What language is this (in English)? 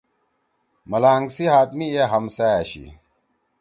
Torwali